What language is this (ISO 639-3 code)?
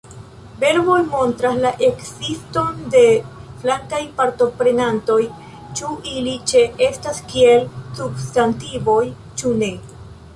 epo